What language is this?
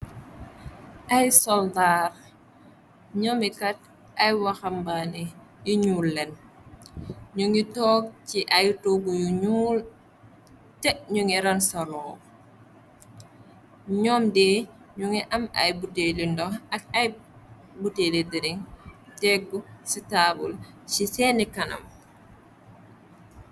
Wolof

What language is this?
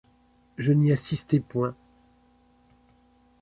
French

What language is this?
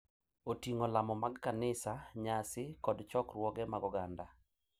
Luo (Kenya and Tanzania)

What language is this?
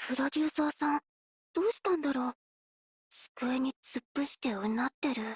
Japanese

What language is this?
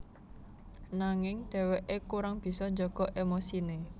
Javanese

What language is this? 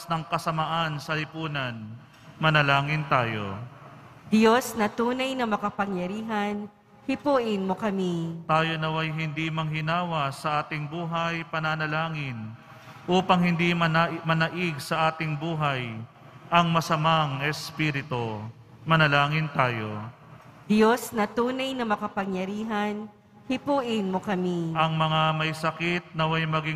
Filipino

